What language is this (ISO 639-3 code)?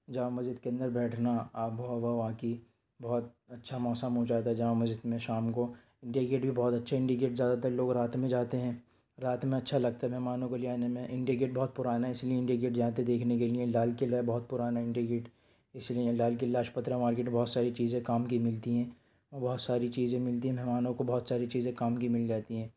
urd